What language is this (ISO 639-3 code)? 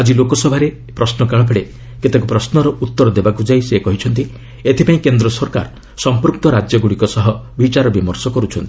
ori